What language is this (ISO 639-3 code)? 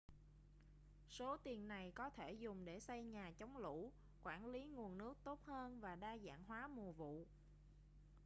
vie